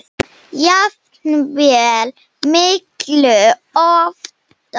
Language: Icelandic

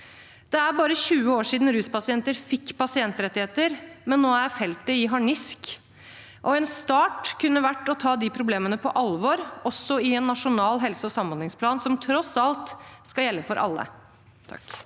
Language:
Norwegian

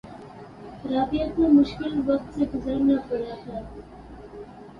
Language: Urdu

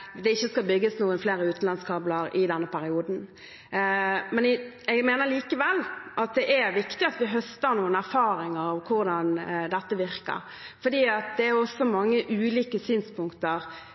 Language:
Norwegian Bokmål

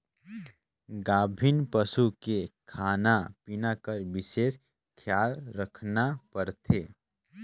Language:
Chhattisgarhi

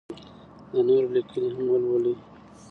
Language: Pashto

